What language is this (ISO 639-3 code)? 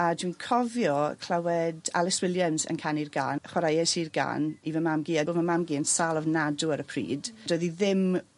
cym